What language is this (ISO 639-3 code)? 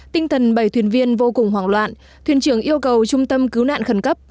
vie